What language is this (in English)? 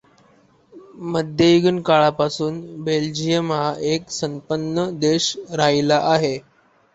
Marathi